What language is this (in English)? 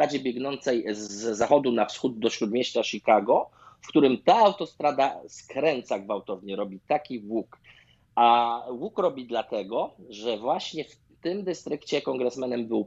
Polish